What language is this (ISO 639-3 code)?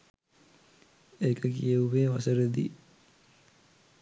sin